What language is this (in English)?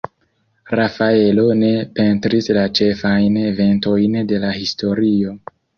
Esperanto